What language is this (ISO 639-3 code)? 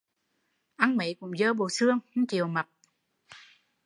vie